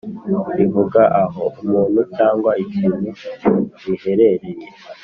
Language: Kinyarwanda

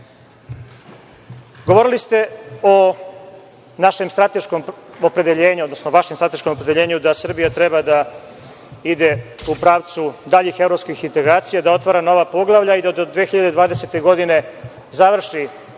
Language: Serbian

